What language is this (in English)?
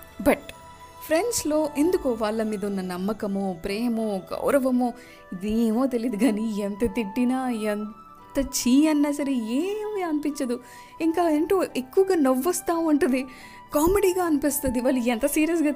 Telugu